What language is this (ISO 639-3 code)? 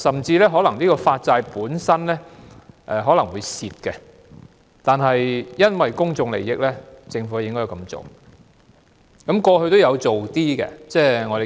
yue